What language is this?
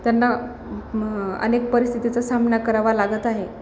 Marathi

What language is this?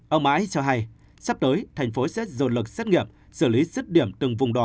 Vietnamese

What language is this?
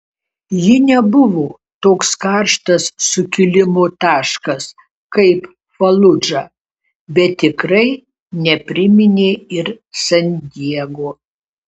Lithuanian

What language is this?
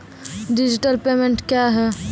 Maithili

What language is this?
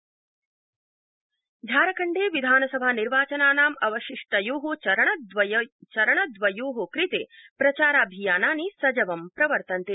Sanskrit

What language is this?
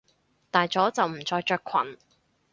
Cantonese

